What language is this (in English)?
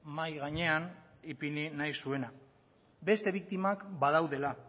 Basque